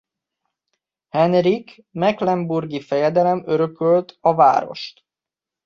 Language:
Hungarian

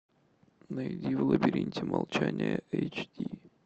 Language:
Russian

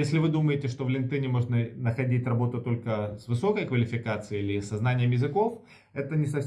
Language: Russian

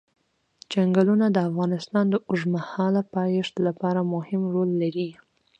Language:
Pashto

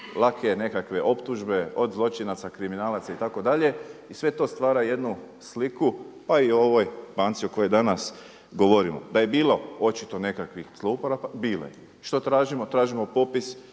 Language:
Croatian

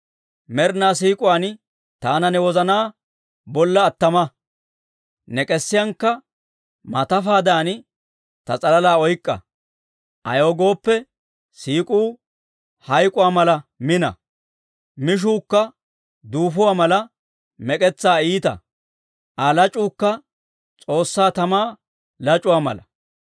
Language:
Dawro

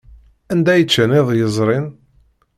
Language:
Kabyle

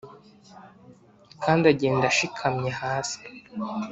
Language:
Kinyarwanda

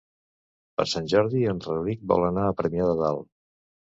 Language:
Catalan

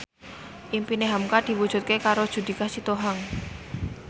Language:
Javanese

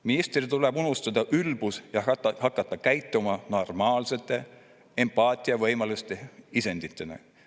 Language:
Estonian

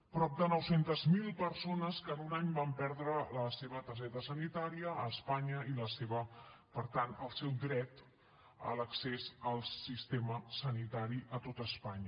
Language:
Catalan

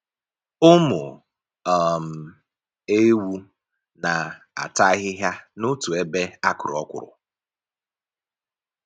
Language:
Igbo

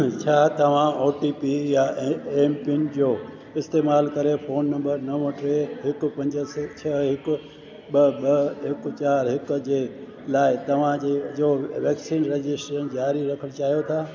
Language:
Sindhi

